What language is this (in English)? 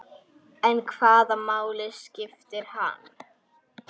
Icelandic